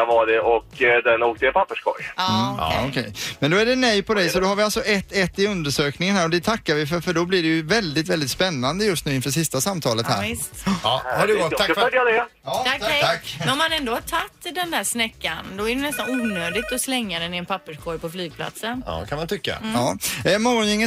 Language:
Swedish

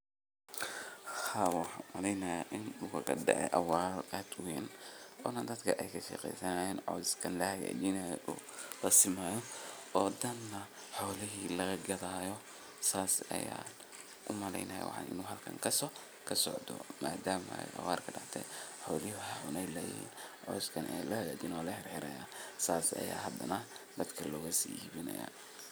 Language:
Somali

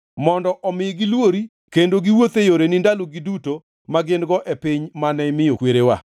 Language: Luo (Kenya and Tanzania)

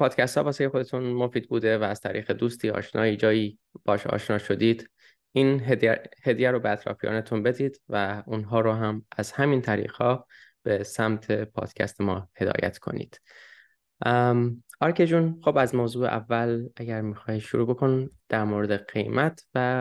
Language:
Persian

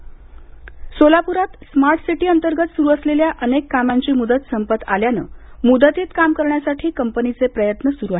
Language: Marathi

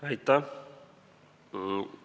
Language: Estonian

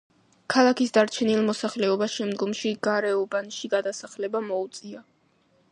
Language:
Georgian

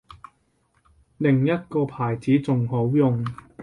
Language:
Cantonese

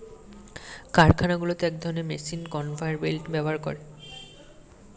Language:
Bangla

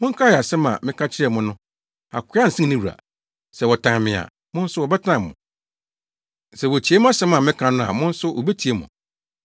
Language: Akan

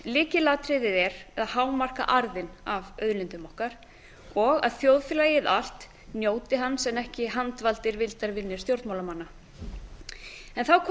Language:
Icelandic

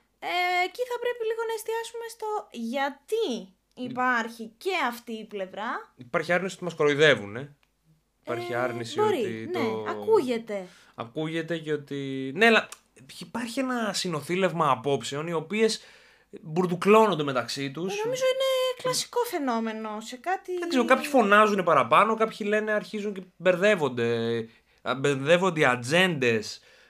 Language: Greek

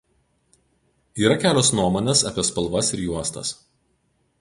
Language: Lithuanian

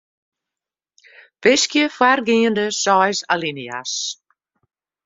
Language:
Western Frisian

